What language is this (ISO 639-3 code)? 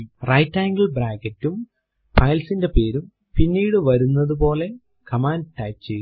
mal